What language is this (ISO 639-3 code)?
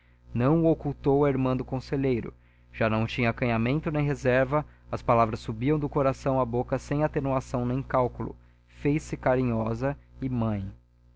por